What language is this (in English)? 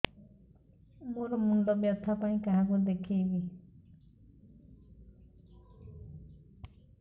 Odia